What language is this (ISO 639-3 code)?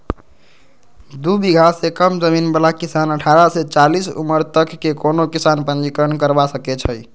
mag